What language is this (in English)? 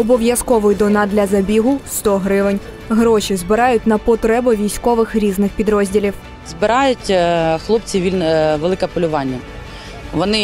Ukrainian